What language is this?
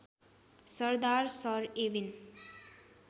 Nepali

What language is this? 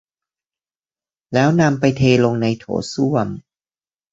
Thai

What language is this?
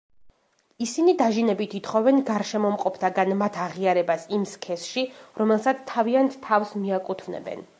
Georgian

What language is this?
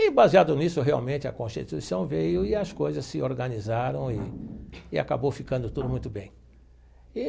Portuguese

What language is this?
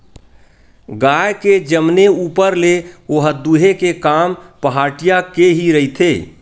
Chhattisgarhi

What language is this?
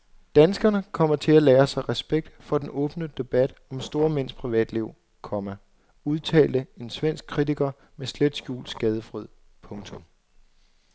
Danish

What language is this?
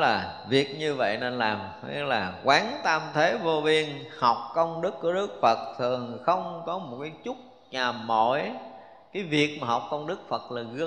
Vietnamese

